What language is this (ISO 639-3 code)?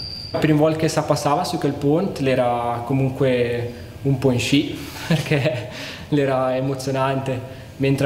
ita